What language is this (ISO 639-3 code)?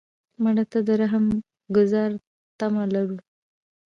pus